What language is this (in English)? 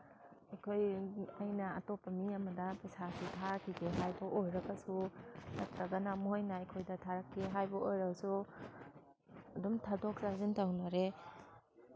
Manipuri